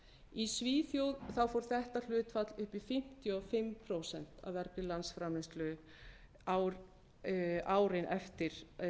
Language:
Icelandic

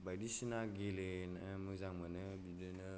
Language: Bodo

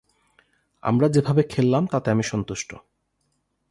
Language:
Bangla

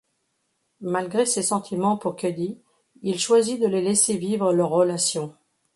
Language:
French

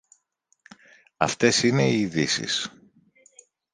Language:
Greek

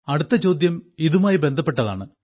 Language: Malayalam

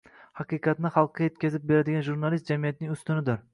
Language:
Uzbek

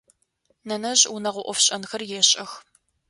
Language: Adyghe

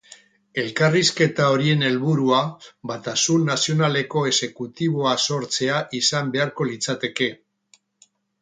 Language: Basque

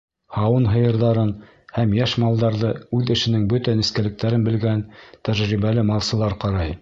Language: Bashkir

